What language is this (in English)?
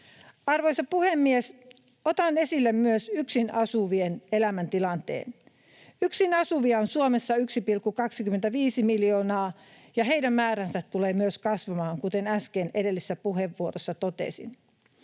Finnish